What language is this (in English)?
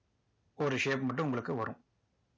Tamil